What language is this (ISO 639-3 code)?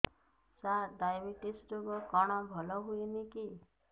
ori